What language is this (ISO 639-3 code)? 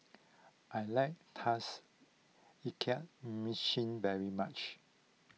eng